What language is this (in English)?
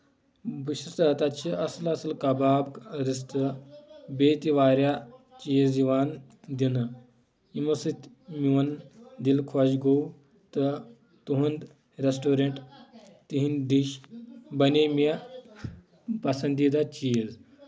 Kashmiri